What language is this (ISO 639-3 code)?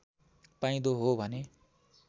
nep